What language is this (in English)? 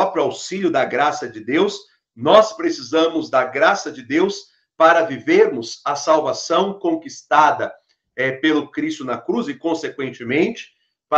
Portuguese